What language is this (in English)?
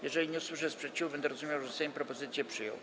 Polish